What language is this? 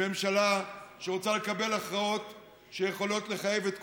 Hebrew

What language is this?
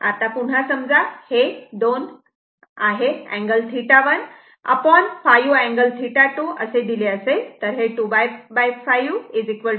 Marathi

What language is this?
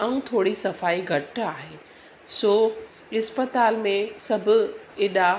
Sindhi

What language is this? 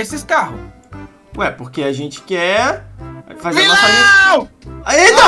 Portuguese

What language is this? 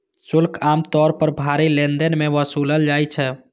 Maithili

